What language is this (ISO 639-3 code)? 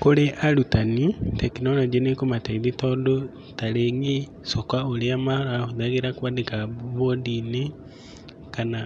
kik